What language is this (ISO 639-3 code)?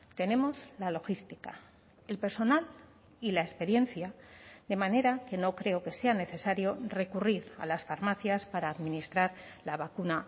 spa